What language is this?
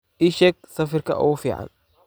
Somali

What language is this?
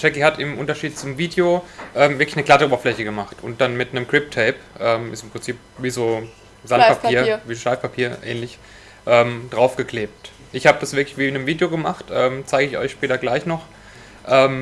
German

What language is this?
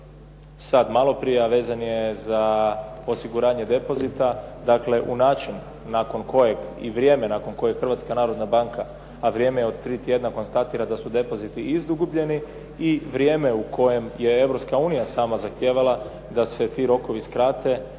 Croatian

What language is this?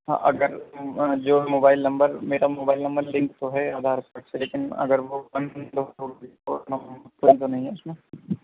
Urdu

